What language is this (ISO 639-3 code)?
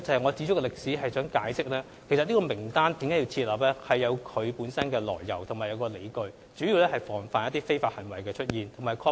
yue